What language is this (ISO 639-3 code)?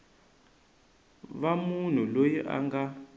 tso